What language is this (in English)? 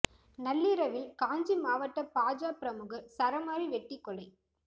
Tamil